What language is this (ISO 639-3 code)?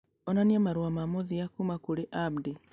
kik